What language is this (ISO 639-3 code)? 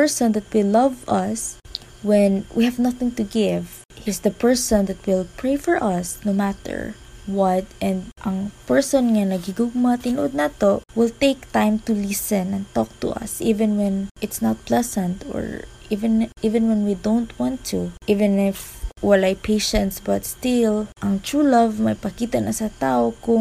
fil